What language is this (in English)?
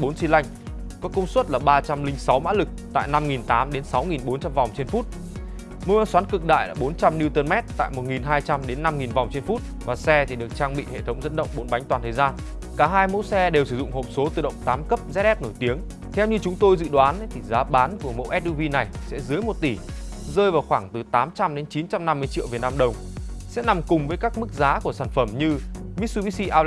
Vietnamese